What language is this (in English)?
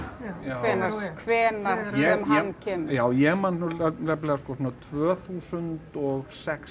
Icelandic